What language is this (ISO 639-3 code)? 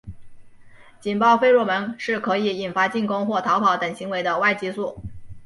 zho